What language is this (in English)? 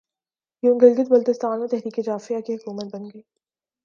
Urdu